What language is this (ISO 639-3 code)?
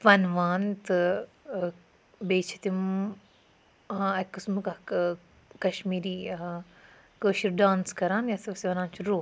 kas